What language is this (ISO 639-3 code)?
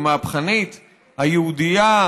heb